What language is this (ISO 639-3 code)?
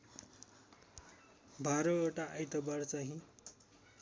nep